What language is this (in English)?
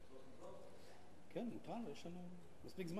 Hebrew